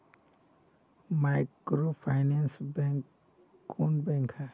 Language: Magahi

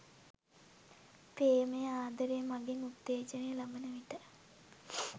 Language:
Sinhala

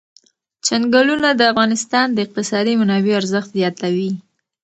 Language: Pashto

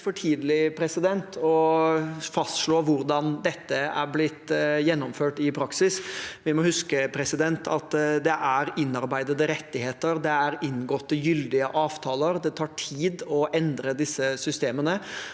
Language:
Norwegian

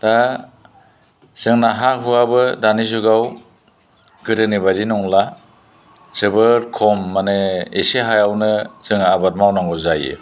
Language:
Bodo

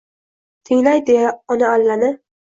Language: Uzbek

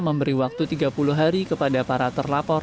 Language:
Indonesian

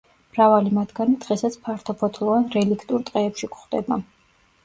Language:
Georgian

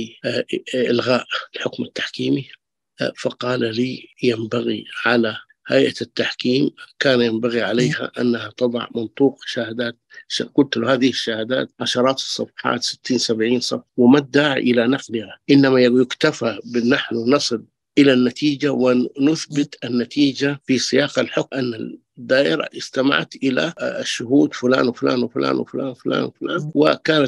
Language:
Arabic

